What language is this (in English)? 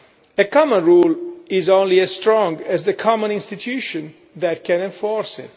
English